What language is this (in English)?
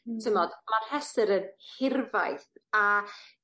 Welsh